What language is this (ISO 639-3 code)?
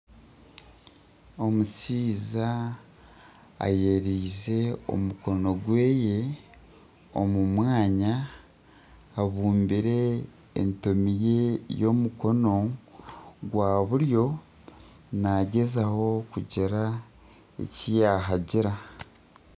nyn